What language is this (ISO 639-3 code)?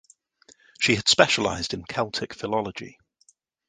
eng